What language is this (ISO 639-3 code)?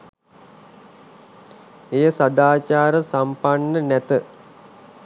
sin